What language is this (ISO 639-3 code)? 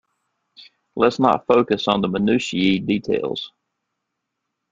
eng